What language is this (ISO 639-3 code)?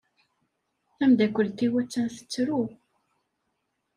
kab